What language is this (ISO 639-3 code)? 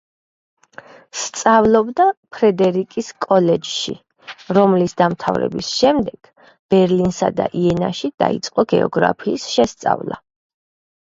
kat